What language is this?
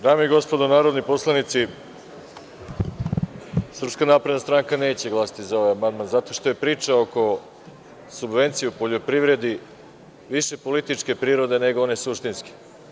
Serbian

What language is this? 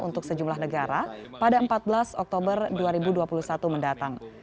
Indonesian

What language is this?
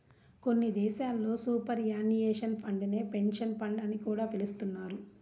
Telugu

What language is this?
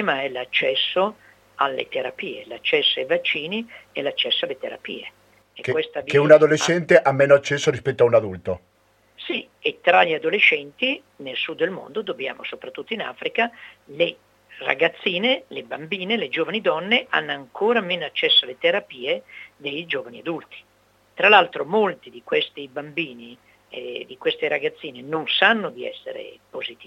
Italian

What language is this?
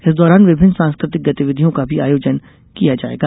Hindi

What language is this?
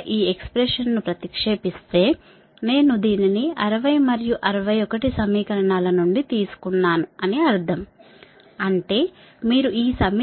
Telugu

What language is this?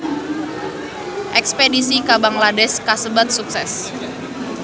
Sundanese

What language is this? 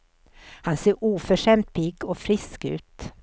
Swedish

